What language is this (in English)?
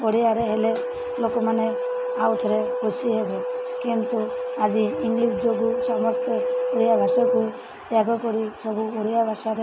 Odia